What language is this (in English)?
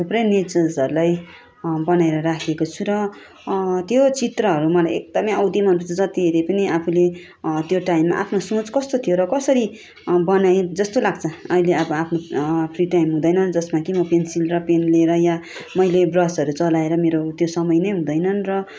Nepali